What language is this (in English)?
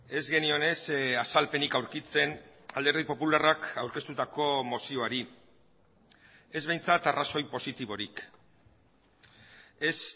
Basque